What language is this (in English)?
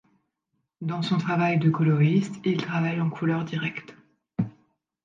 French